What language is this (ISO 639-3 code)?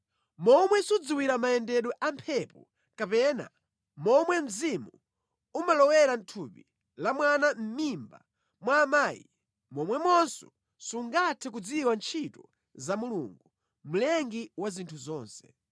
nya